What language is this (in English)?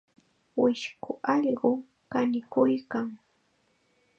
Chiquián Ancash Quechua